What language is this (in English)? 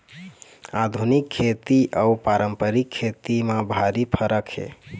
Chhattisgarhi